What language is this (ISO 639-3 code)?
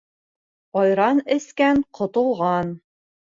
bak